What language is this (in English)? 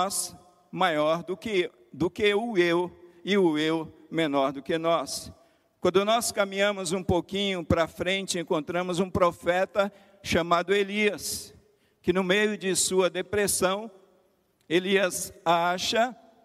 Portuguese